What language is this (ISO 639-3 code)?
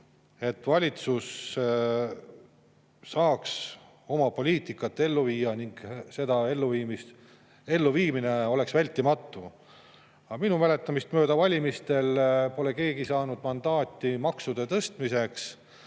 est